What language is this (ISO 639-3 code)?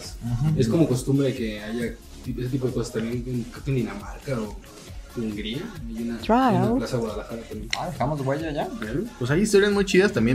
spa